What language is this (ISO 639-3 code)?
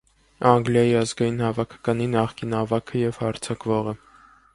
hye